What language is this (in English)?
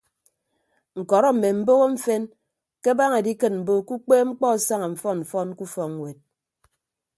Ibibio